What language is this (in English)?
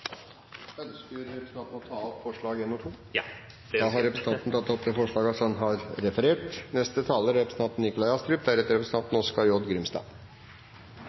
Norwegian